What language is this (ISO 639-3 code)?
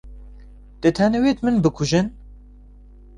ckb